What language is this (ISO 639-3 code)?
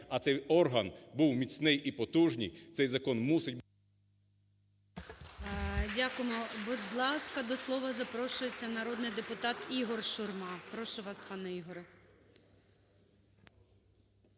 ukr